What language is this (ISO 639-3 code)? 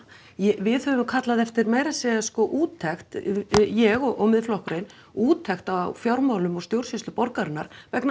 isl